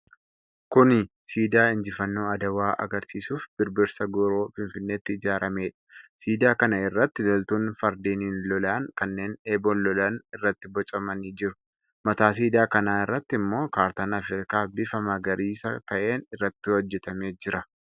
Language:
Oromo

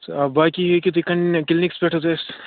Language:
Kashmiri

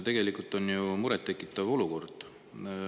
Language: Estonian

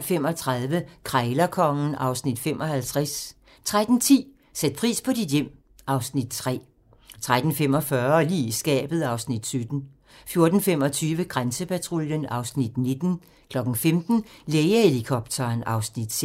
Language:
Danish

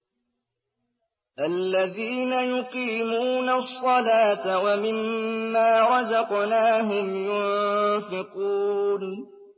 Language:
Arabic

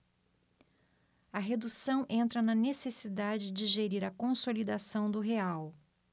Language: Portuguese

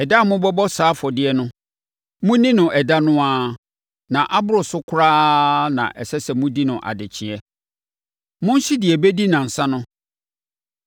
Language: Akan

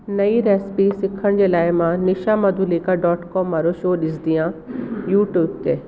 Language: Sindhi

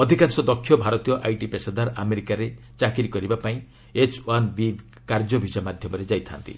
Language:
Odia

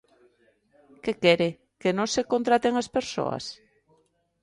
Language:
Galician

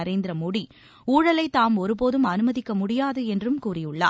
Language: Tamil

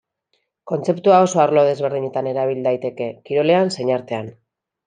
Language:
Basque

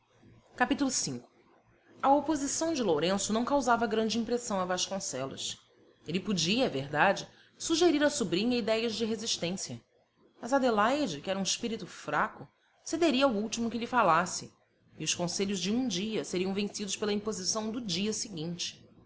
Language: Portuguese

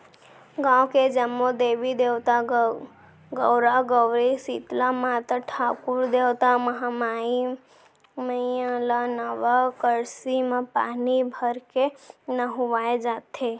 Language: Chhattisgarhi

